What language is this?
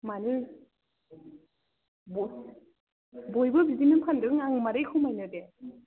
Bodo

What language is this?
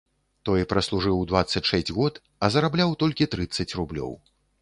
Belarusian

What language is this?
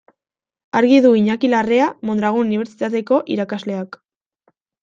Basque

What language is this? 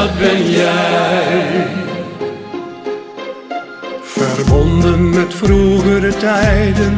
Dutch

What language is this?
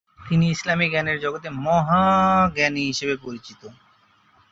Bangla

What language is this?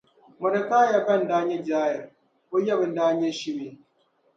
Dagbani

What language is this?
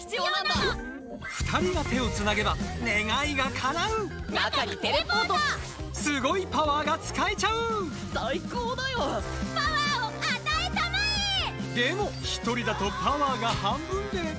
Japanese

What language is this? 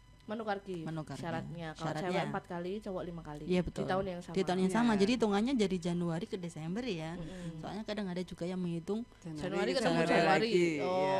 Indonesian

